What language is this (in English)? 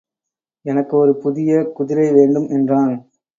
Tamil